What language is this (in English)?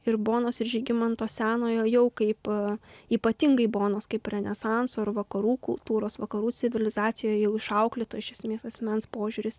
Lithuanian